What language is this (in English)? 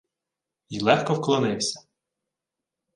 Ukrainian